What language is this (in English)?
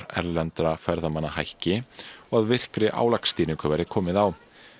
Icelandic